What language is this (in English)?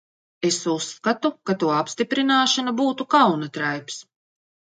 Latvian